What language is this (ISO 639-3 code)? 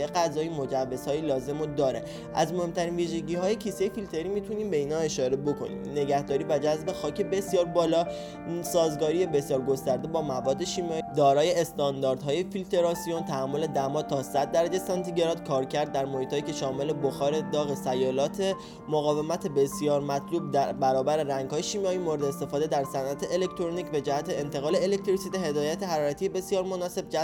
fas